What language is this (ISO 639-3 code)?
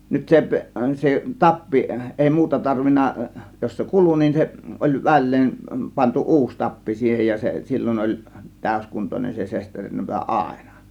fin